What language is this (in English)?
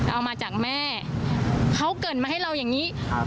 Thai